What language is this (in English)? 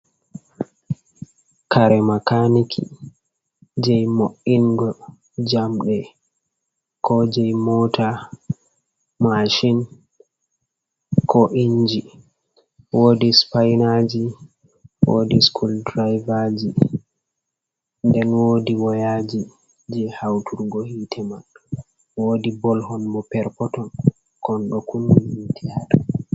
Fula